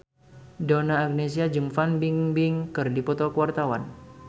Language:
Sundanese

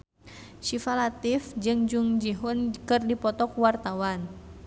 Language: Sundanese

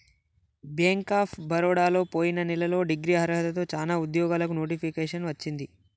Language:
Telugu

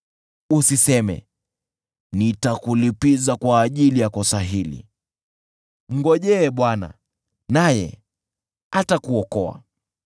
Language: Swahili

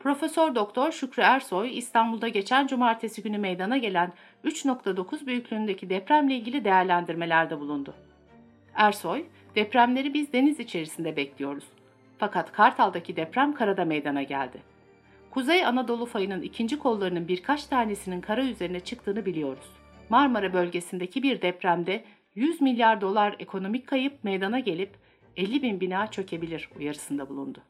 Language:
Turkish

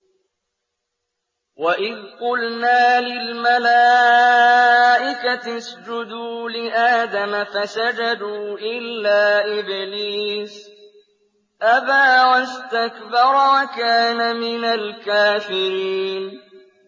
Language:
Arabic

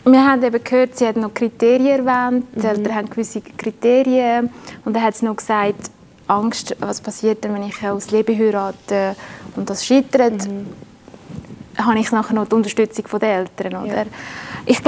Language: German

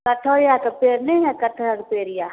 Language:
Maithili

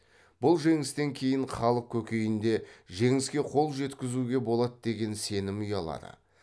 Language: Kazakh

